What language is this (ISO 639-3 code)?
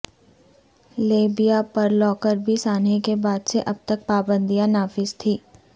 urd